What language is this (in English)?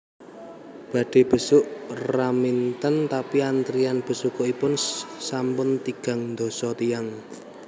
Javanese